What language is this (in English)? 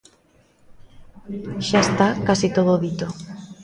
Galician